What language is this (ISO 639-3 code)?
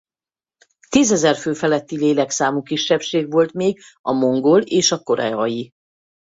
hun